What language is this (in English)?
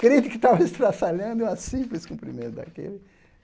Portuguese